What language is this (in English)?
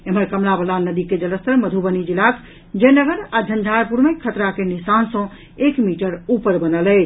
Maithili